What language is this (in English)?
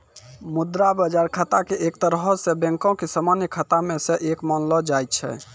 Maithili